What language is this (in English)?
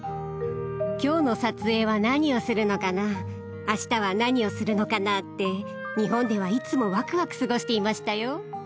Japanese